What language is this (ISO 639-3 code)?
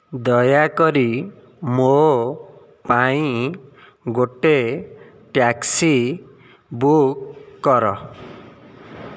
ori